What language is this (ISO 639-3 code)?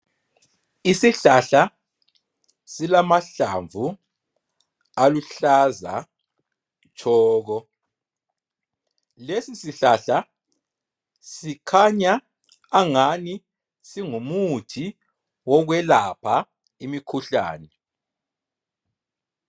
nde